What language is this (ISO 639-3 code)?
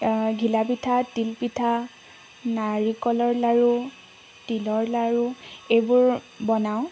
asm